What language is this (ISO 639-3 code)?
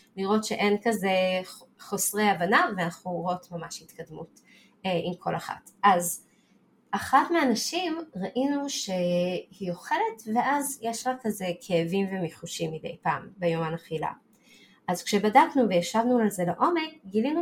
heb